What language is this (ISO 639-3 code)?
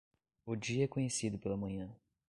por